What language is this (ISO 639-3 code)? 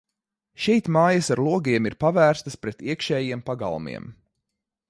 lav